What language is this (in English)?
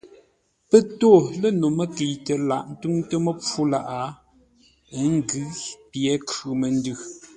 Ngombale